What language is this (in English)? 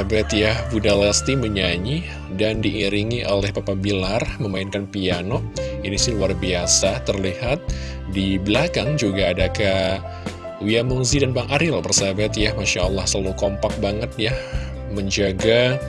Indonesian